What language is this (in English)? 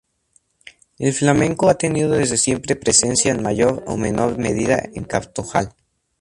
Spanish